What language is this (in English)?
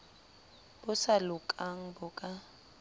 Southern Sotho